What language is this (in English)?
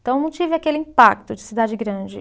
Portuguese